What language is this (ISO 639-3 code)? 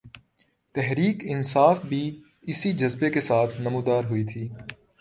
urd